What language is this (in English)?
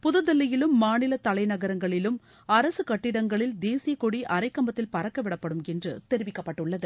Tamil